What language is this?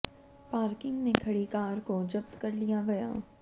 Hindi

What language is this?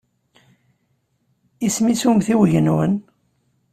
Kabyle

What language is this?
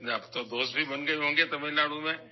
Urdu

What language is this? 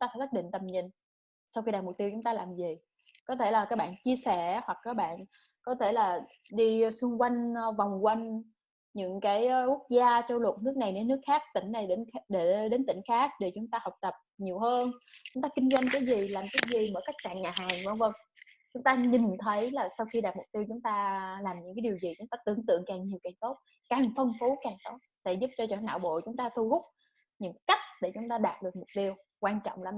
Vietnamese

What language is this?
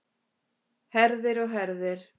Icelandic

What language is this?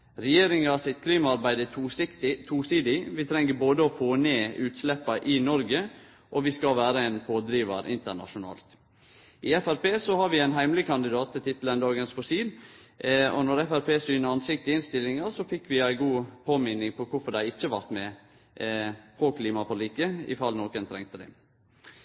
Norwegian Nynorsk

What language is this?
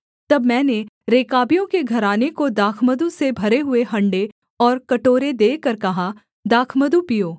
Hindi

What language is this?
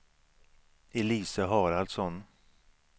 Swedish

